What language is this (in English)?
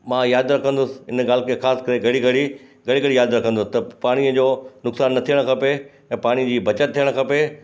Sindhi